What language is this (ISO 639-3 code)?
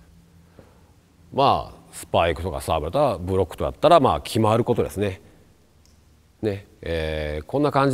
jpn